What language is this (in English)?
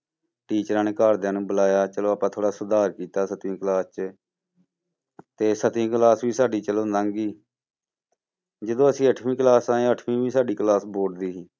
Punjabi